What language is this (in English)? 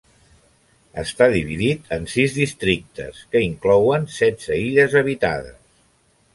Catalan